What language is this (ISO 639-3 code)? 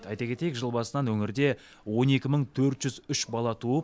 kaz